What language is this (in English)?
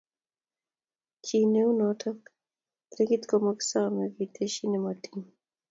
Kalenjin